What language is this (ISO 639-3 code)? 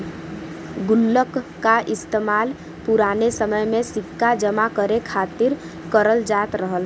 bho